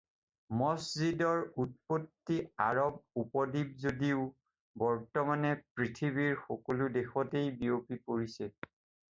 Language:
Assamese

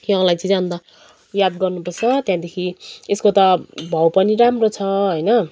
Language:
Nepali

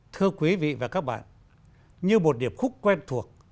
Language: Vietnamese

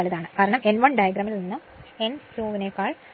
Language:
Malayalam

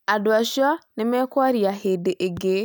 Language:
Kikuyu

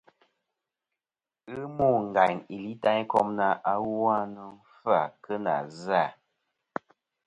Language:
Kom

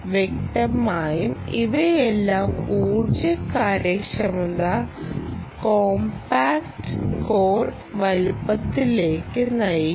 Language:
Malayalam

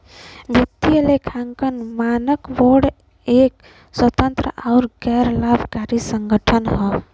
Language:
Bhojpuri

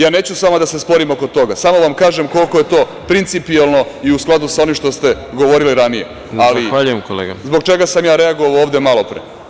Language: Serbian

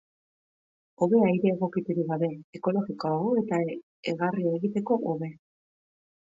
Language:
Basque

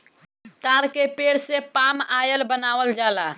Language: Bhojpuri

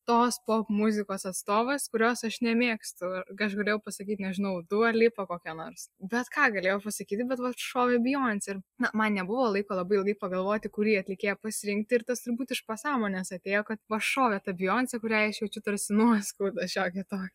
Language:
Lithuanian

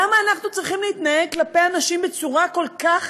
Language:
Hebrew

